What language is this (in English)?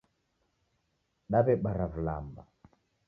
Taita